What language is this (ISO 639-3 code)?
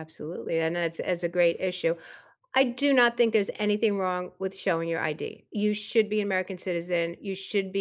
eng